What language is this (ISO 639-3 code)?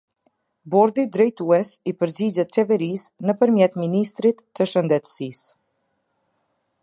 sqi